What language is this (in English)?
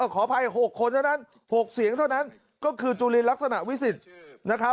Thai